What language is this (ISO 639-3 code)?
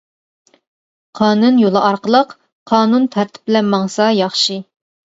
uig